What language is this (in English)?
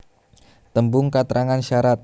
Javanese